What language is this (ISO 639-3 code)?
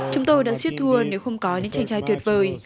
vie